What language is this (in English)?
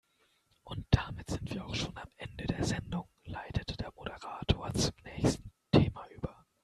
German